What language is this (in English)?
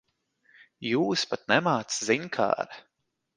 Latvian